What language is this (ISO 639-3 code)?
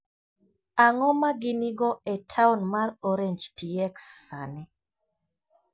luo